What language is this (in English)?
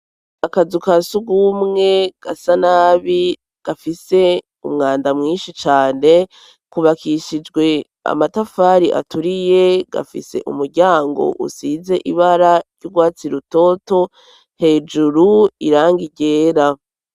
Rundi